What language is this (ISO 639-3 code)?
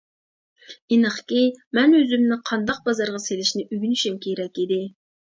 uig